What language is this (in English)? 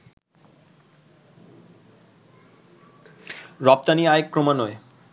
Bangla